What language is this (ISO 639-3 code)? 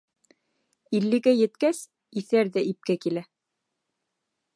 bak